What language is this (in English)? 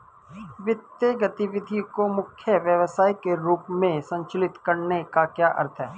Hindi